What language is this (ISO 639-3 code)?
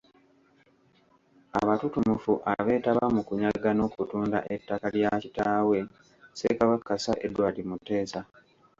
lug